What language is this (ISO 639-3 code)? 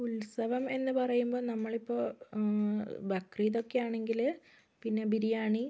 mal